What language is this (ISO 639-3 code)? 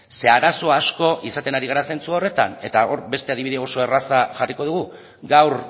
eus